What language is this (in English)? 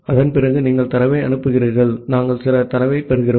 Tamil